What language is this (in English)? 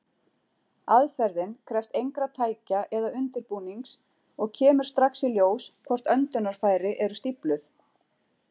Icelandic